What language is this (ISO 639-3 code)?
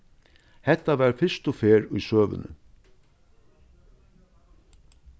fao